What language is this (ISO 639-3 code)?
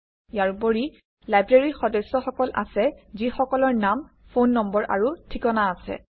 asm